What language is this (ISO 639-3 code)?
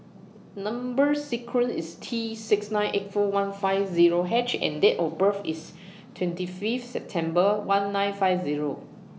eng